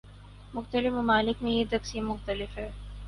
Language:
Urdu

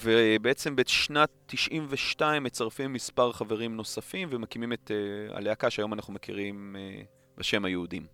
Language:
Hebrew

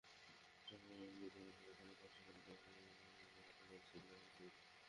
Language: Bangla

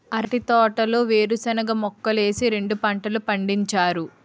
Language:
Telugu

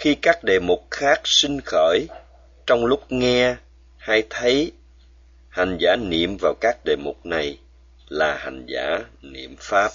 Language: Vietnamese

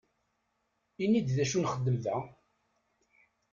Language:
Kabyle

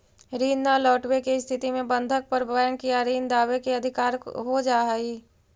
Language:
Magahi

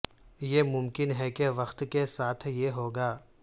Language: Urdu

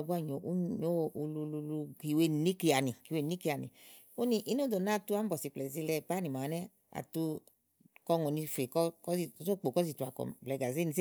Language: Igo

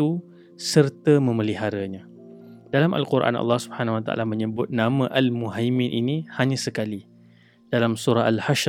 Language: Malay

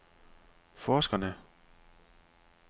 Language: Danish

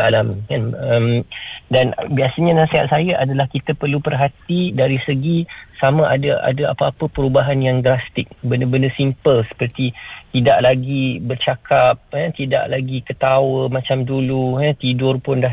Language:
Malay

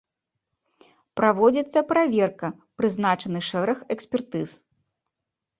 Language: Belarusian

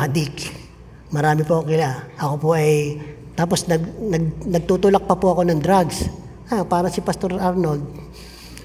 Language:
Filipino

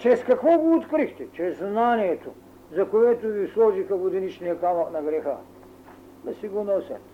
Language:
Bulgarian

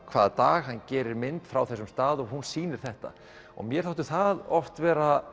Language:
Icelandic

